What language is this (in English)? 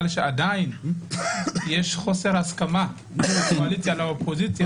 Hebrew